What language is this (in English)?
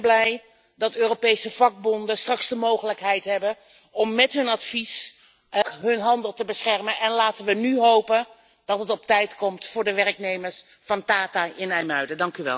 Dutch